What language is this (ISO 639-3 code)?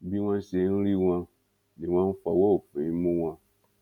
yor